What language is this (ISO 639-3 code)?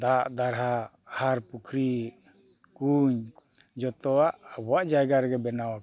sat